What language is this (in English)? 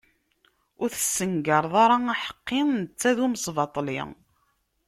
Kabyle